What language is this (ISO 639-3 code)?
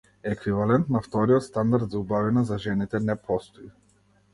mkd